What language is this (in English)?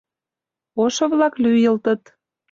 Mari